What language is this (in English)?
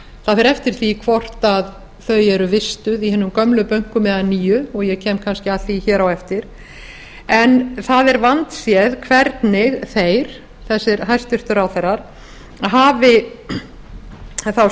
Icelandic